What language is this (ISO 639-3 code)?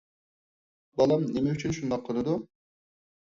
uig